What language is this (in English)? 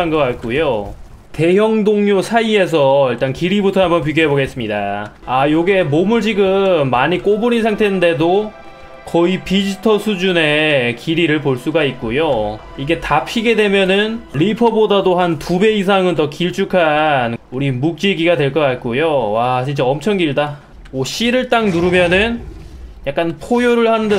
Korean